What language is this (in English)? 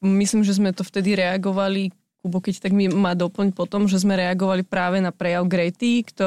Slovak